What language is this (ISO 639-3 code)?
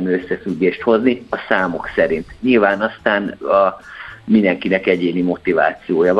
hun